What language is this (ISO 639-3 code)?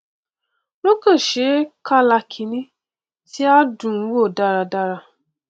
yor